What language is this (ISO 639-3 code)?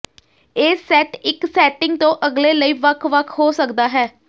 pan